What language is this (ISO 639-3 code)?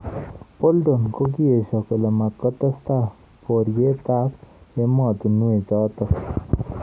kln